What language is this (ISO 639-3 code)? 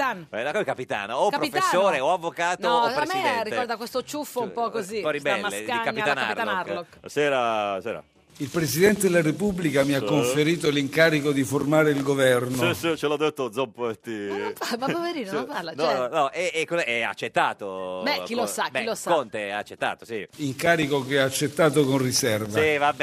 ita